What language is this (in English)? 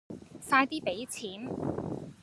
Cantonese